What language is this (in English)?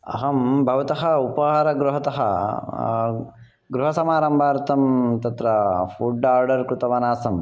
Sanskrit